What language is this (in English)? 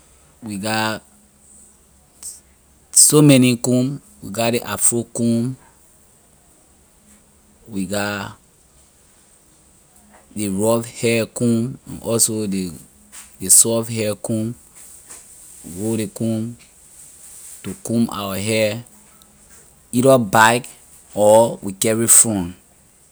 Liberian English